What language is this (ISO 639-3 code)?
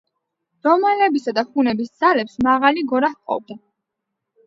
kat